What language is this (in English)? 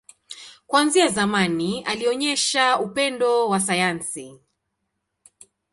Swahili